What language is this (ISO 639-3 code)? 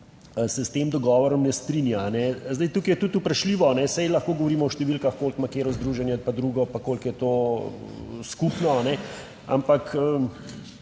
slv